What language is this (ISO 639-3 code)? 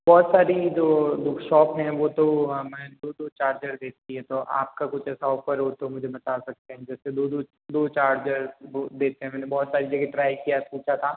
hin